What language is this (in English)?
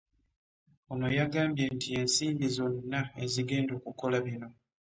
Ganda